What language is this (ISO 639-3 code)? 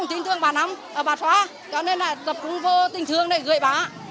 vie